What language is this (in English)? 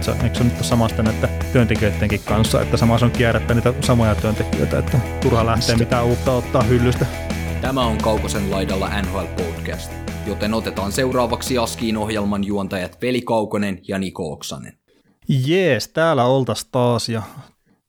Finnish